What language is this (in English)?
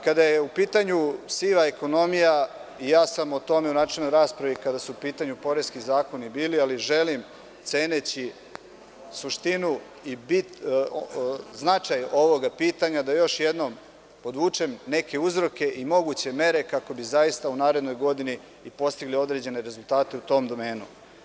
Serbian